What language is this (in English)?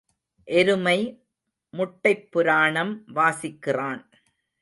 Tamil